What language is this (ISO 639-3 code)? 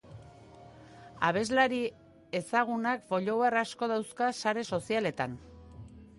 eus